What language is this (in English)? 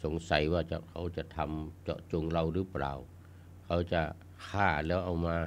Thai